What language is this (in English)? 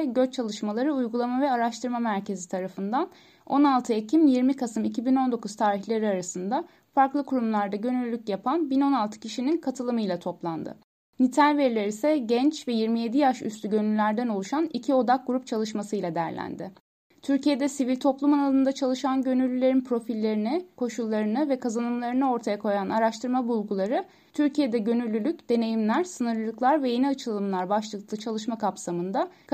Turkish